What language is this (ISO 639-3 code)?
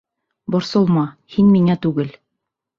bak